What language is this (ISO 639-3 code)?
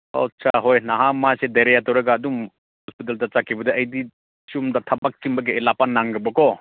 mni